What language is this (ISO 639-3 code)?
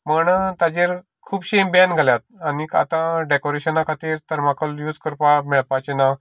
kok